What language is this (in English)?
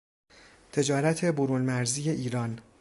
Persian